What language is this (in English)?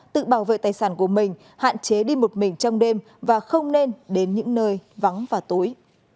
Vietnamese